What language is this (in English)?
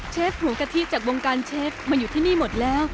Thai